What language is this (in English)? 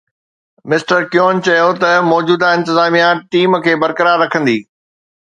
Sindhi